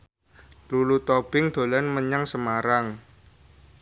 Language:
Javanese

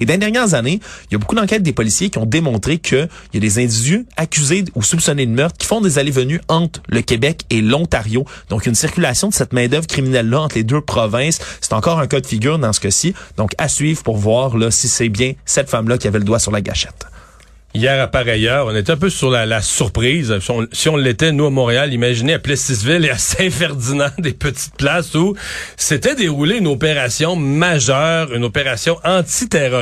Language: French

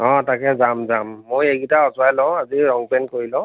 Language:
Assamese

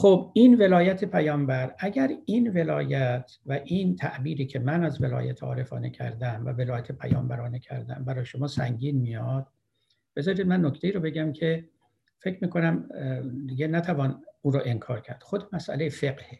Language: Persian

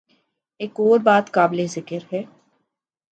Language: Urdu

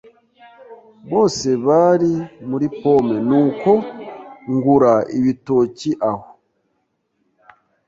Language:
Kinyarwanda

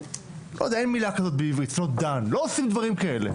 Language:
Hebrew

